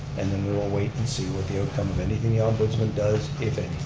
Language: English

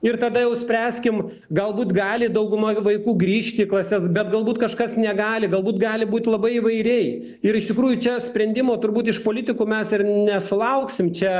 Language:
Lithuanian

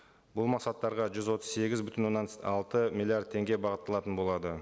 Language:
Kazakh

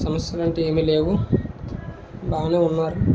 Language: Telugu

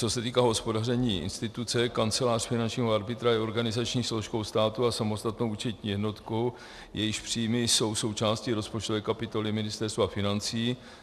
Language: Czech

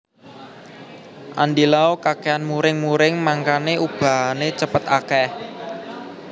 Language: Javanese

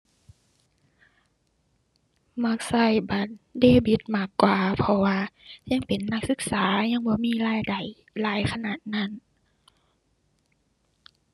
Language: Thai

